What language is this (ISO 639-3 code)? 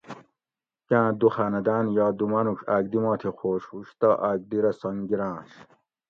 gwc